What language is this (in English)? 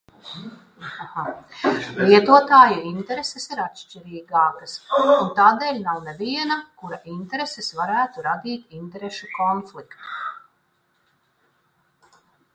Latvian